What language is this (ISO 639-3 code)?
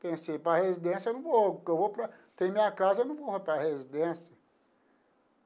por